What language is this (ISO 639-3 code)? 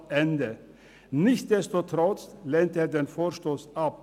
gsw